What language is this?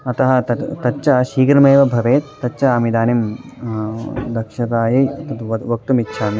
Sanskrit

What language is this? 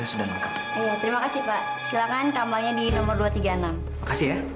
Indonesian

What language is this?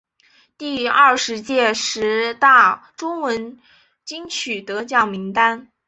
Chinese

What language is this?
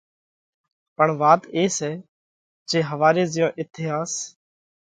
Parkari Koli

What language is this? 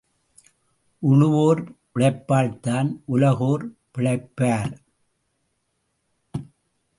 Tamil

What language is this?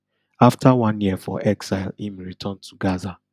Nigerian Pidgin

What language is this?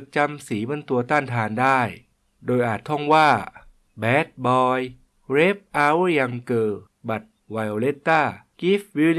Thai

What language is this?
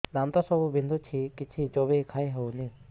Odia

